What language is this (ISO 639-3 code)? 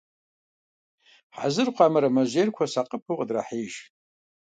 kbd